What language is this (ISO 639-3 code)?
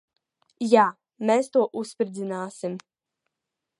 lav